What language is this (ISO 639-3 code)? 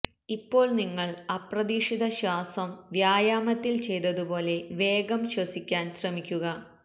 mal